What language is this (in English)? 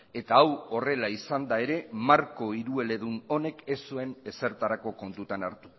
Basque